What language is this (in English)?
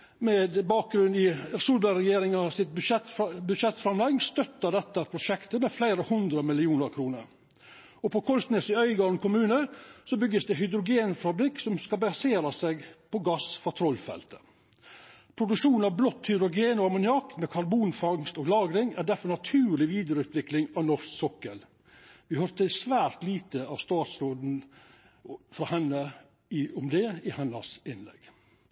Norwegian Nynorsk